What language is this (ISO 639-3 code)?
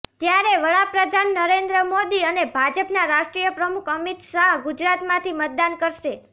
guj